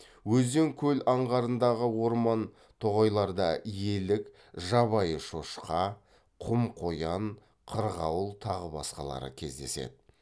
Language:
Kazakh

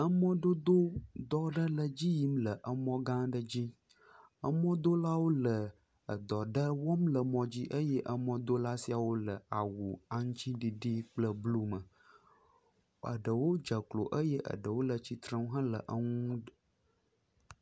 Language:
Ewe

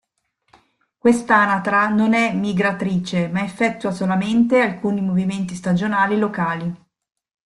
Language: Italian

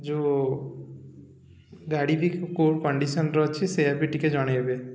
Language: Odia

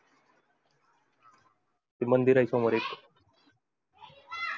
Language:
Marathi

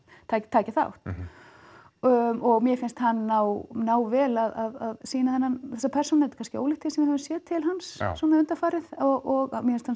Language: Icelandic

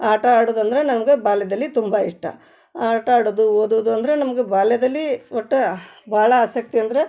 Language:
Kannada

